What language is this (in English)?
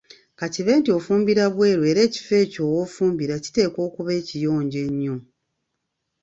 Ganda